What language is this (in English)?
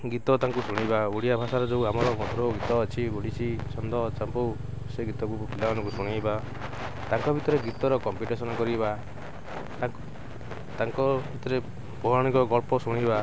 Odia